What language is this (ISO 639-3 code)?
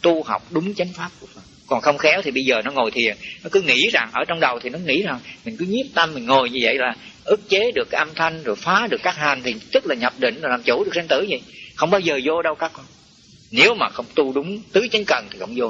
vie